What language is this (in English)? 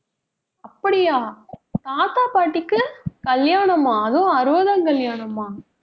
Tamil